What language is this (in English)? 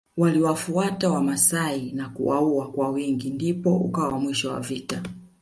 Swahili